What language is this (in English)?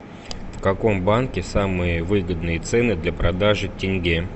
Russian